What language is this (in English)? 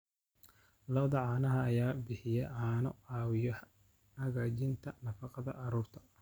Somali